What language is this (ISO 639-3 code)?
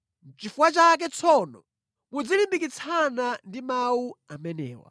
nya